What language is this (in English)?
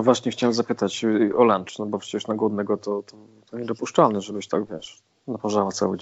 Polish